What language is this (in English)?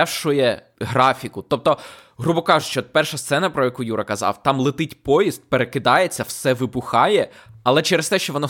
Ukrainian